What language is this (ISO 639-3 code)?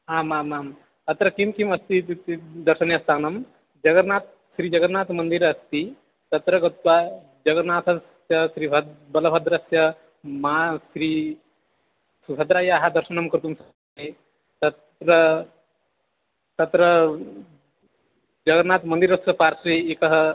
san